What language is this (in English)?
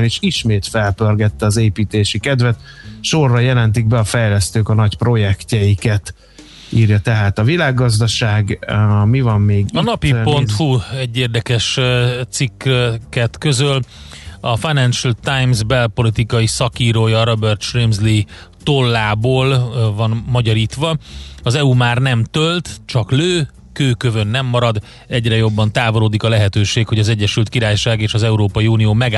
Hungarian